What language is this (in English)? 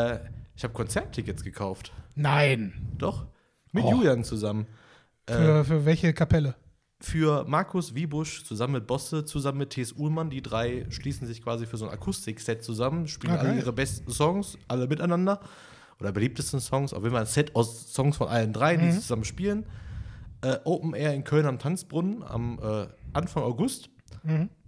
German